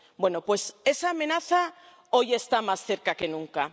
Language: Spanish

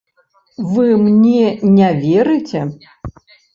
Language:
Belarusian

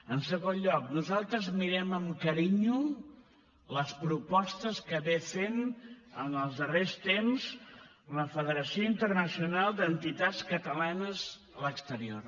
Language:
Catalan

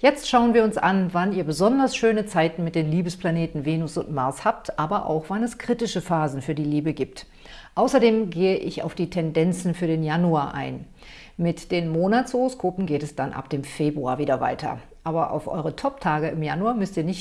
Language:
German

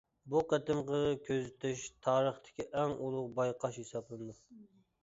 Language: Uyghur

